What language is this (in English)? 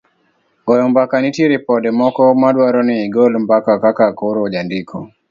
Luo (Kenya and Tanzania)